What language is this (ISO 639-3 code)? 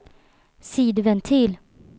swe